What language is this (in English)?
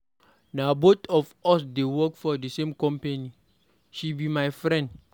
Nigerian Pidgin